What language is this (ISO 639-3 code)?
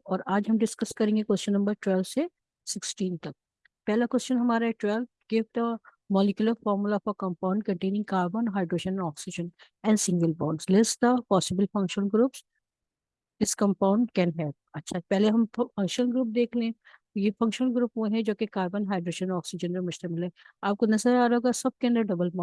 urd